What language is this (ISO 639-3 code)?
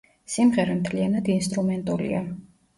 kat